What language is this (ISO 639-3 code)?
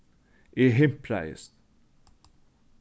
fao